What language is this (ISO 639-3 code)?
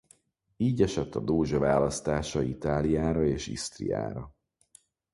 hun